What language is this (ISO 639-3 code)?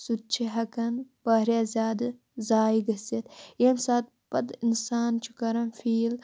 kas